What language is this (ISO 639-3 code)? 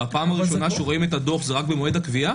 heb